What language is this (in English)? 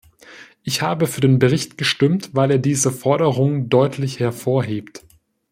German